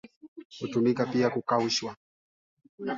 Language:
Swahili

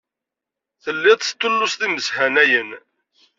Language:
Kabyle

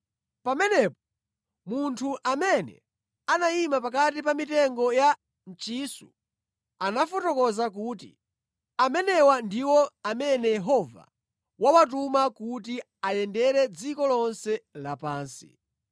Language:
Nyanja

